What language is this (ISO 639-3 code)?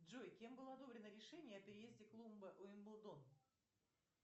rus